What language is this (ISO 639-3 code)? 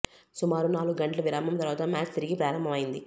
tel